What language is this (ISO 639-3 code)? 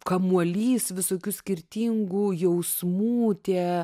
lit